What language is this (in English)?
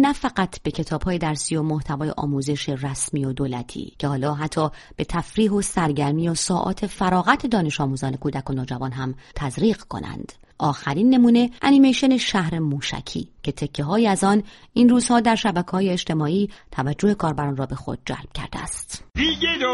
Persian